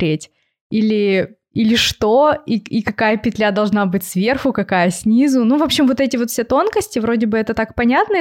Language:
Russian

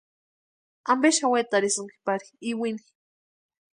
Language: Western Highland Purepecha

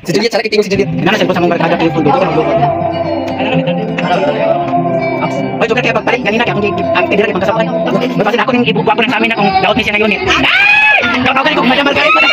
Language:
Filipino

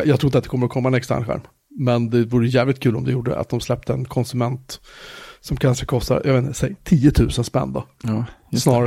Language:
Swedish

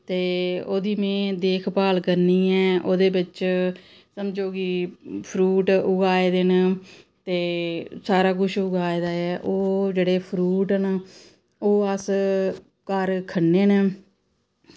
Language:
Dogri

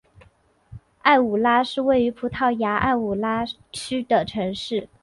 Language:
Chinese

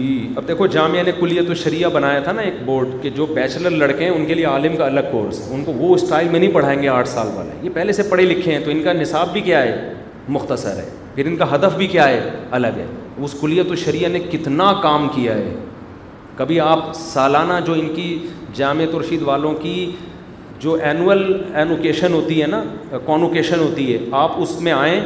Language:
Urdu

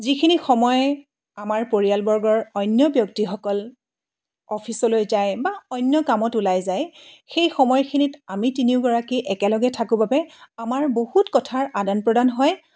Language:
Assamese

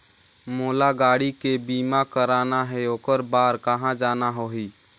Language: Chhattisgarhi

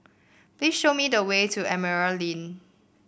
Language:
English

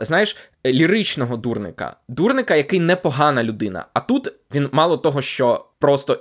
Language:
Ukrainian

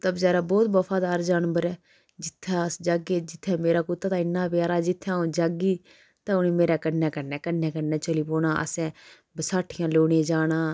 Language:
Dogri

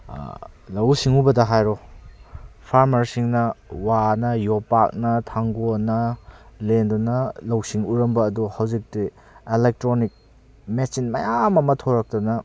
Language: Manipuri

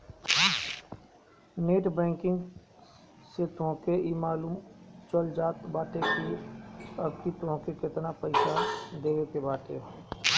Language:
Bhojpuri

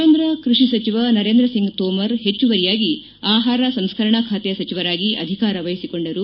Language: Kannada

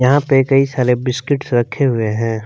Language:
Hindi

